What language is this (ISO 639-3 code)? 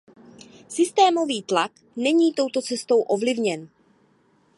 ces